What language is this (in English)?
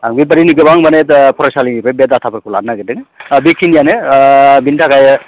Bodo